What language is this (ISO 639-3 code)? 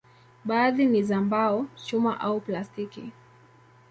swa